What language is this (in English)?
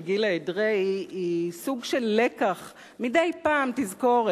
Hebrew